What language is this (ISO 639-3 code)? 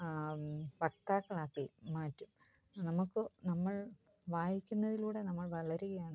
mal